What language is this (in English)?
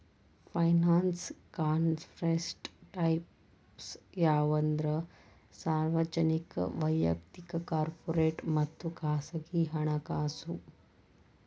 Kannada